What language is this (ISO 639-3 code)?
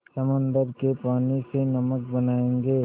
hin